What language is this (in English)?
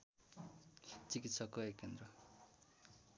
Nepali